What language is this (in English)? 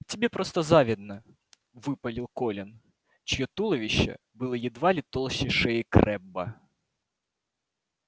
Russian